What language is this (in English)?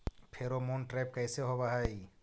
Magahi